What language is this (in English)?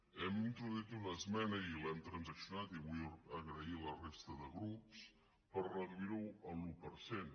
Catalan